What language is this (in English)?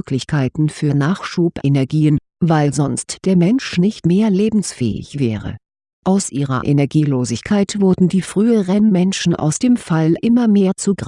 German